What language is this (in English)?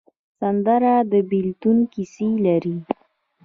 Pashto